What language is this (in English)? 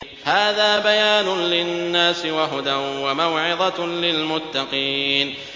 Arabic